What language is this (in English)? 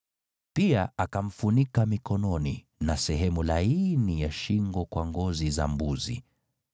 Swahili